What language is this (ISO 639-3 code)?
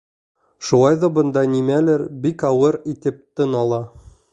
bak